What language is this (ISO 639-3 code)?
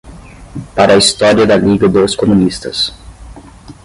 por